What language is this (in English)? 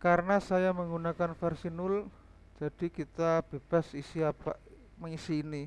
Indonesian